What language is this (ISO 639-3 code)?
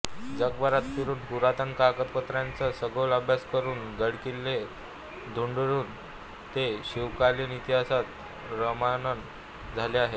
mar